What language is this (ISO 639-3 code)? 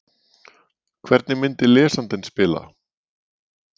isl